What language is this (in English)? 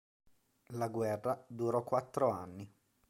Italian